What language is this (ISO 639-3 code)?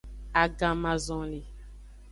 ajg